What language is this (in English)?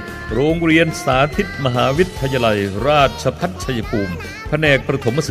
Thai